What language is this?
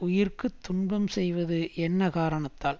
Tamil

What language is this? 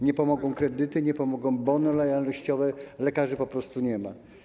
Polish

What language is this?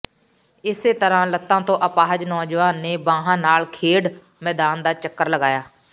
Punjabi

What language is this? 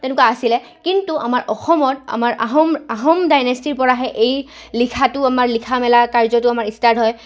Assamese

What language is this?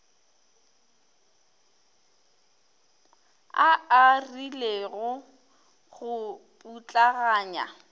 Northern Sotho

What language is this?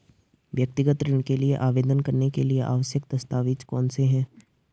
Hindi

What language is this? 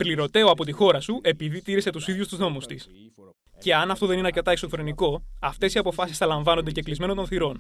Greek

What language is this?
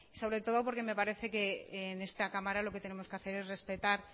Spanish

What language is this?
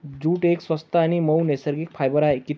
Marathi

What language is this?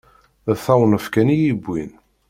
Kabyle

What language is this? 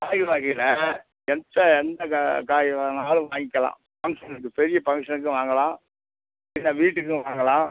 Tamil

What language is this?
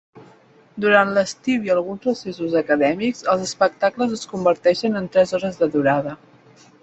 Catalan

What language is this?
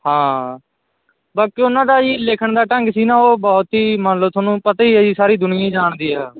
Punjabi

